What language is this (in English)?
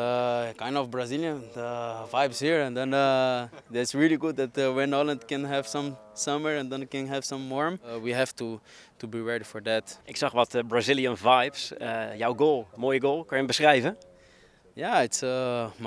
Dutch